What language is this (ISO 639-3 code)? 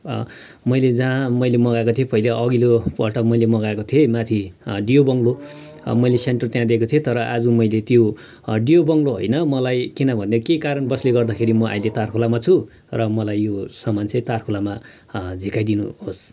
nep